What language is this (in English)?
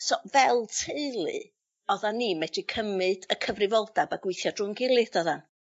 Welsh